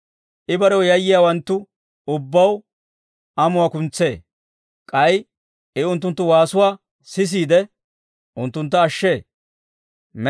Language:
Dawro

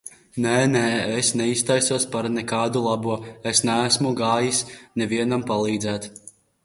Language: Latvian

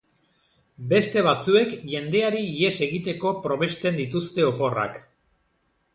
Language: Basque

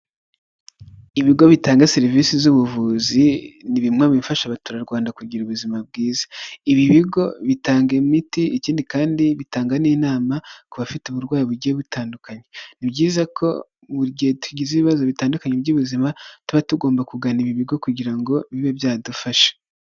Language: Kinyarwanda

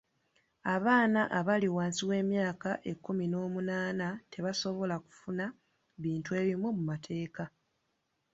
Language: Ganda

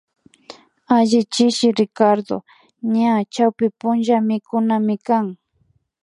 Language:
Imbabura Highland Quichua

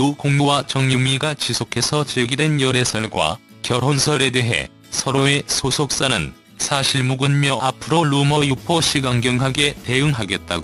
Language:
Korean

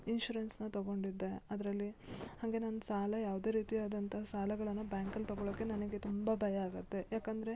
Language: Kannada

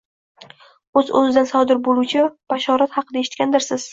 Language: Uzbek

